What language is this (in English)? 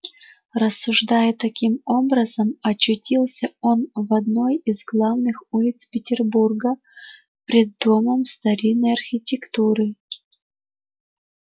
Russian